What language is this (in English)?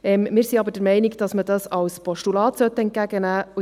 Swiss German